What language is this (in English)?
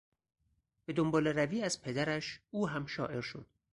Persian